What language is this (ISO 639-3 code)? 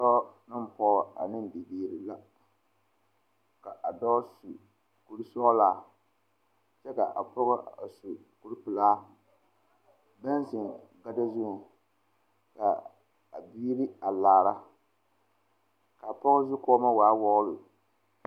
dga